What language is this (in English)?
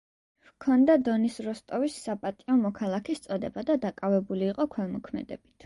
Georgian